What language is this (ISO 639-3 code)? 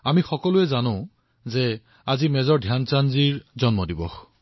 asm